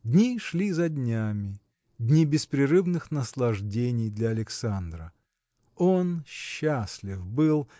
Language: Russian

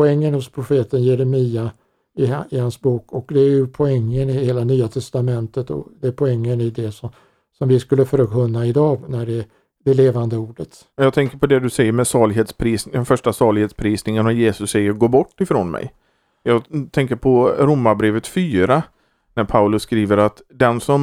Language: Swedish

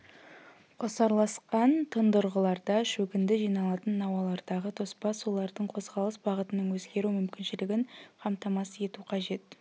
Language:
Kazakh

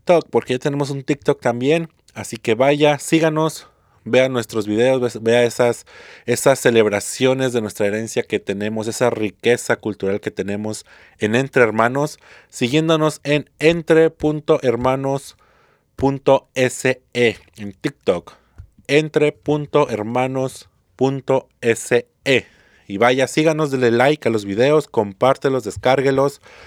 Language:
Spanish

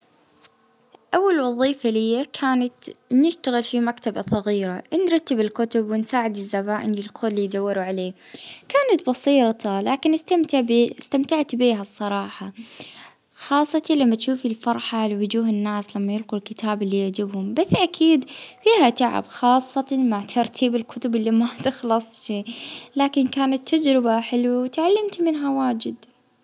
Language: Libyan Arabic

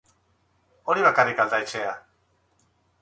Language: Basque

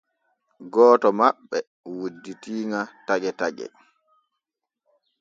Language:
Borgu Fulfulde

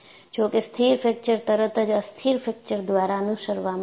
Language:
Gujarati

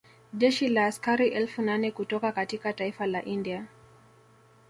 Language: Swahili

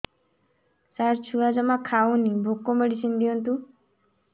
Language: Odia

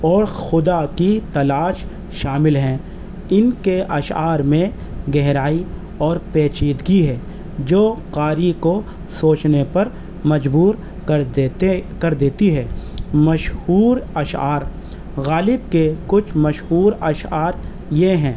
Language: Urdu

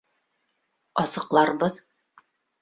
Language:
Bashkir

